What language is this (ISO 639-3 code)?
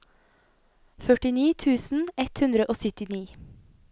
nor